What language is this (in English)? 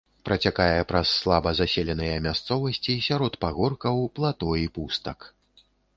Belarusian